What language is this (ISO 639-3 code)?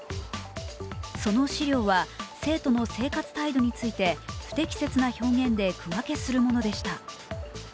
jpn